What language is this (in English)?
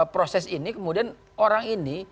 Indonesian